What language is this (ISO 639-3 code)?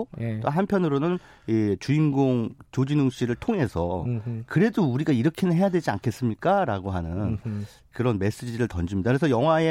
kor